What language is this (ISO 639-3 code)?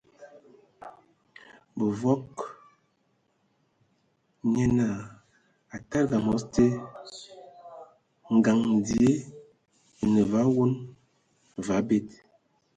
ewo